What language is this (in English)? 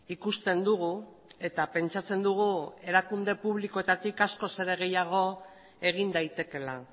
Basque